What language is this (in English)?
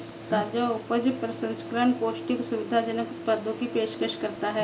Hindi